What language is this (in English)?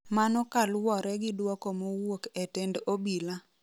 Luo (Kenya and Tanzania)